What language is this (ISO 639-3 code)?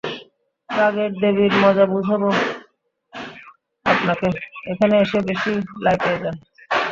ben